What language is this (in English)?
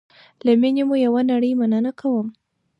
Pashto